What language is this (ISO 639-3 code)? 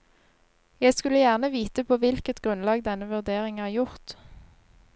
nor